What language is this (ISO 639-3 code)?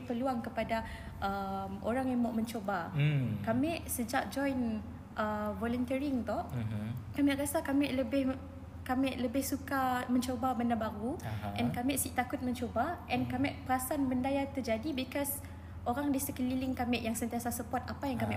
msa